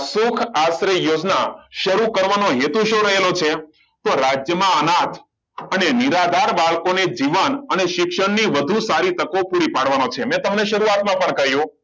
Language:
Gujarati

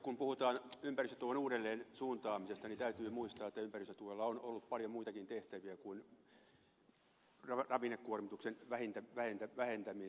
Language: Finnish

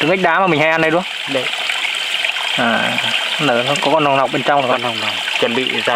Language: Vietnamese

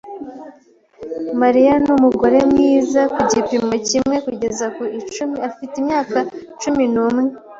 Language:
Kinyarwanda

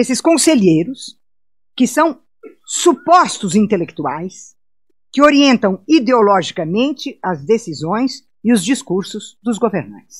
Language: Portuguese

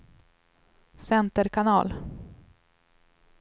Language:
Swedish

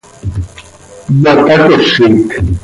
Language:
Seri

